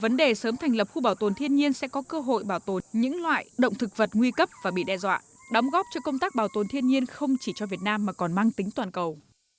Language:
Vietnamese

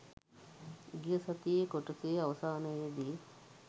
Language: Sinhala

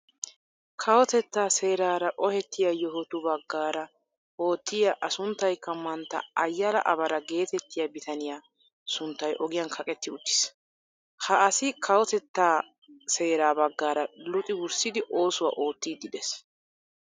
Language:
Wolaytta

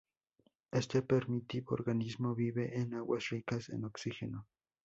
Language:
Spanish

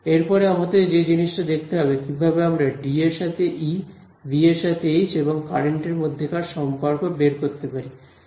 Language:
Bangla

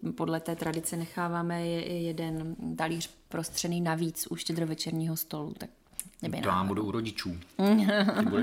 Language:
Czech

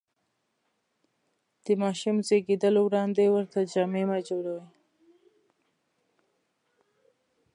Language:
Pashto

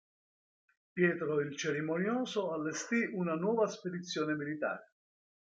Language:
Italian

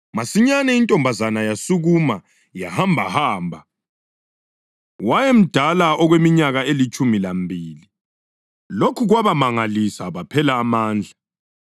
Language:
North Ndebele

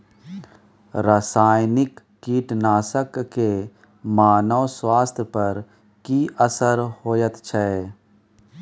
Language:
Maithili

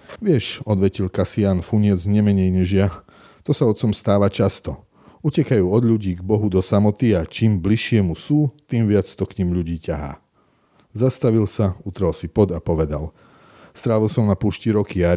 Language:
Slovak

